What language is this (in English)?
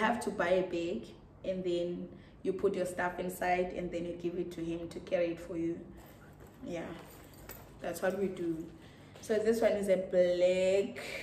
English